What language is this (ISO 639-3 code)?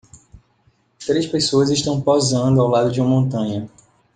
por